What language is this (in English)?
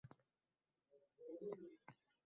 Uzbek